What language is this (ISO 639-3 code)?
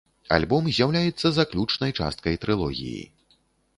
bel